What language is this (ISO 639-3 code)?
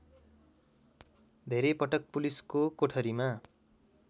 nep